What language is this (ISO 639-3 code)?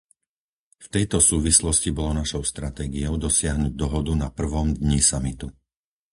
slk